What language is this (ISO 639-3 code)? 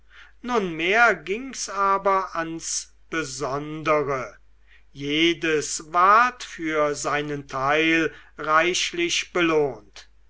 deu